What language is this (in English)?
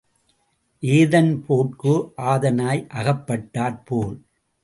Tamil